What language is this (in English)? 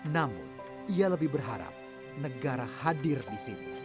Indonesian